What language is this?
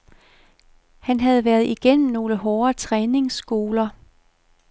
Danish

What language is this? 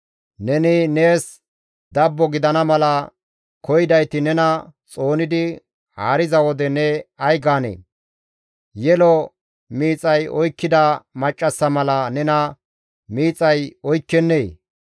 Gamo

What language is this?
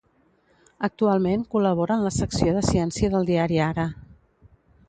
Catalan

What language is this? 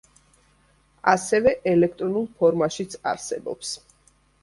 Georgian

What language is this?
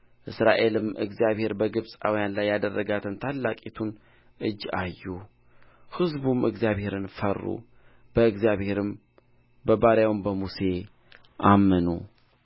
Amharic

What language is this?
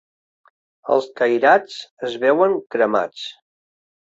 Catalan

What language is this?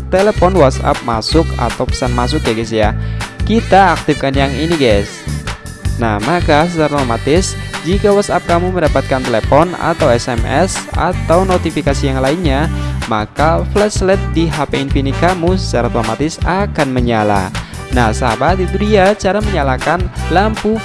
Indonesian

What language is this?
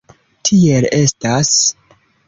Esperanto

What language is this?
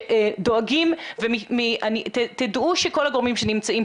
Hebrew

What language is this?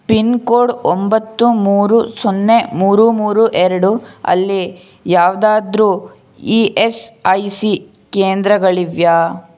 Kannada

